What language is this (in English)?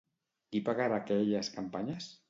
Catalan